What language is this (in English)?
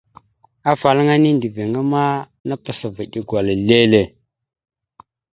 Mada (Cameroon)